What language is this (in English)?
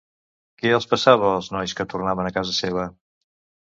Catalan